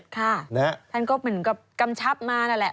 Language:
Thai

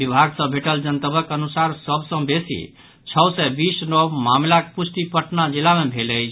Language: Maithili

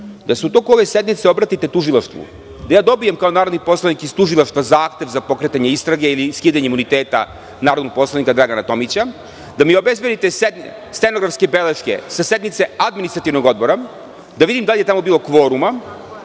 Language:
Serbian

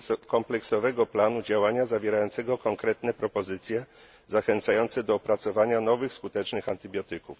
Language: Polish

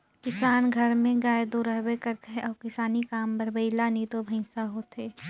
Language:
Chhattisgarhi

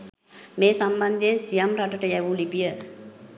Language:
Sinhala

